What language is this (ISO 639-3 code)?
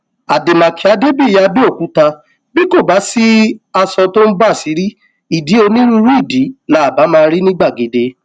yor